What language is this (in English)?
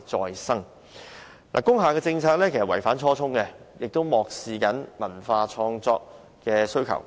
Cantonese